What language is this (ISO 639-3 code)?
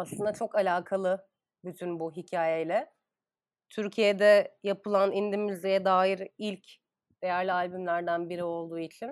tur